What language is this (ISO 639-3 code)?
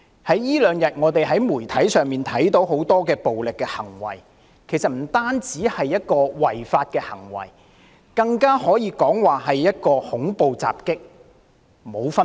yue